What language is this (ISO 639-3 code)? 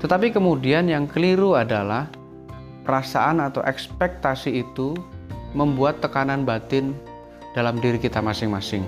ind